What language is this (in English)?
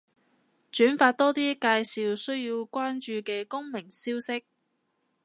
Cantonese